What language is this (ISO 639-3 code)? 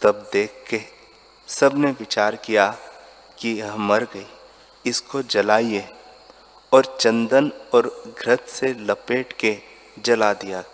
hin